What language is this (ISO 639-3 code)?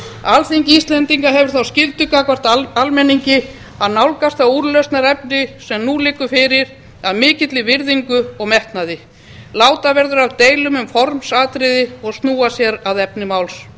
isl